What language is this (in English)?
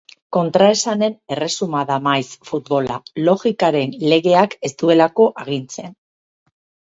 Basque